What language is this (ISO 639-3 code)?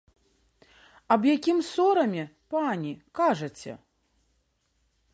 bel